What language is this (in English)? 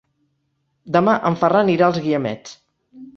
Catalan